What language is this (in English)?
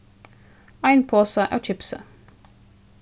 Faroese